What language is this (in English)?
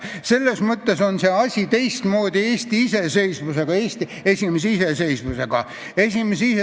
Estonian